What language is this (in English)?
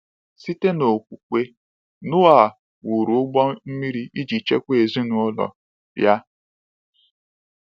Igbo